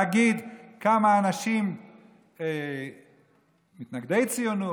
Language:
Hebrew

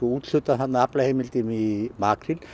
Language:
Icelandic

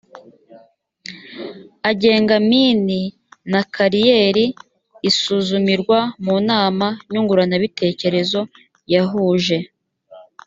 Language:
Kinyarwanda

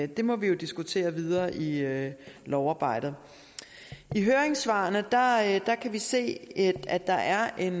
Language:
Danish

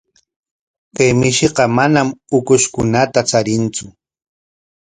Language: Corongo Ancash Quechua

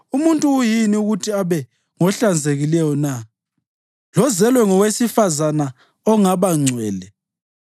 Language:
North Ndebele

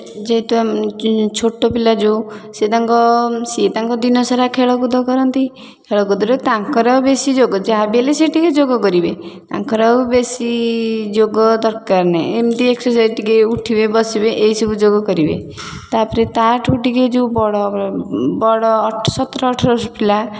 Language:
Odia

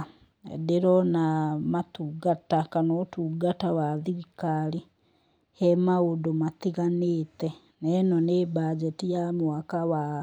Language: Kikuyu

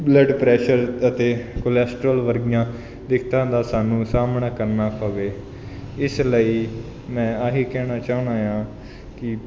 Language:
Punjabi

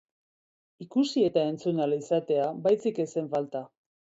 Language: Basque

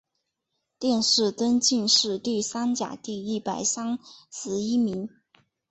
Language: Chinese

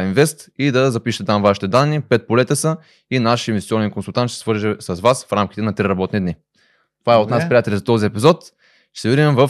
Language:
Bulgarian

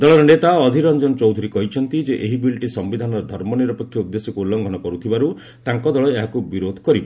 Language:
Odia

